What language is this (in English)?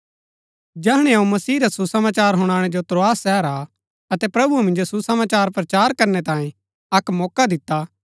Gaddi